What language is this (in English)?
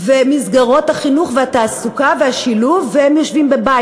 Hebrew